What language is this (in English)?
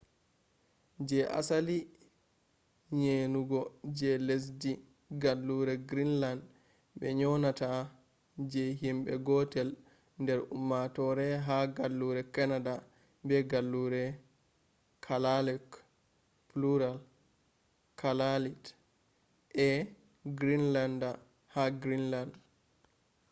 Fula